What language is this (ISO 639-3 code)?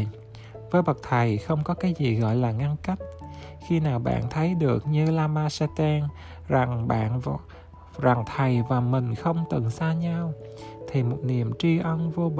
vie